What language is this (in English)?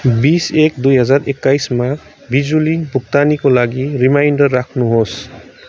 Nepali